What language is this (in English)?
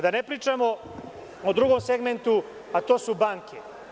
Serbian